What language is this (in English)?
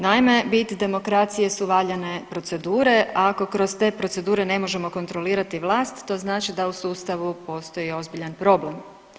Croatian